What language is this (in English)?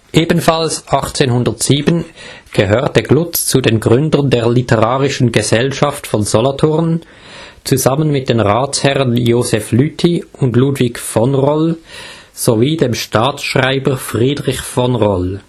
German